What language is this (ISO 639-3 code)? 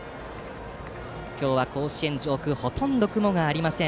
jpn